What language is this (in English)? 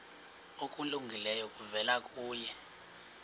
Xhosa